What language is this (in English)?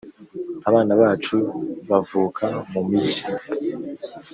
Kinyarwanda